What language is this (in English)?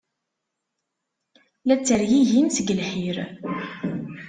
Kabyle